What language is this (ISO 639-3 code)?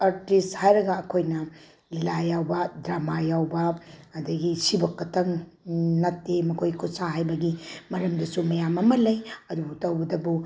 mni